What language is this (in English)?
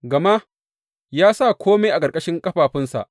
Hausa